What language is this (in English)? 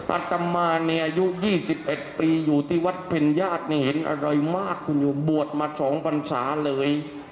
Thai